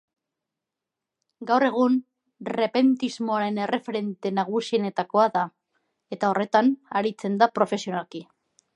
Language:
Basque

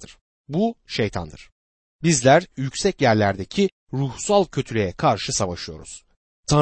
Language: Turkish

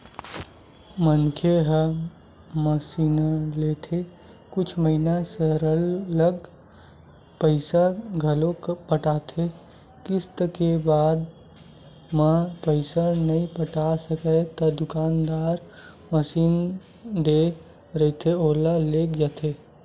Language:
Chhattisgarhi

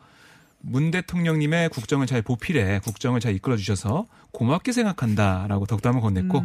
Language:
Korean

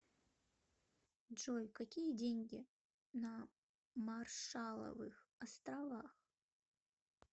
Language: Russian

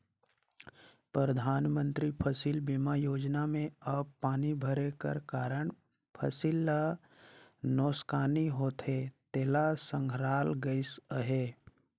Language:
Chhattisgarhi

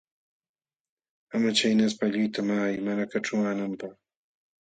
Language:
Jauja Wanca Quechua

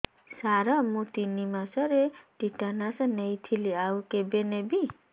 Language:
Odia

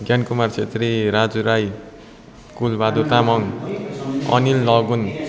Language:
Nepali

